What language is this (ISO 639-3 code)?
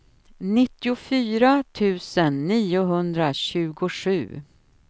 swe